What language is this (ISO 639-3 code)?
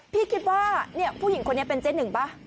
tha